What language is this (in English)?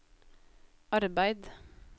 Norwegian